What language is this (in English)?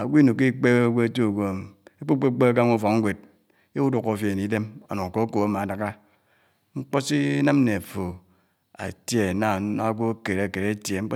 Anaang